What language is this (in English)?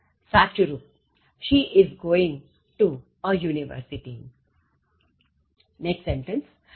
Gujarati